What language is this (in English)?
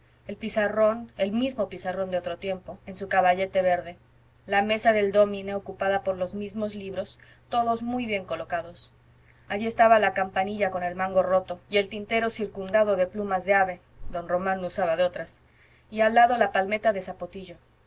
Spanish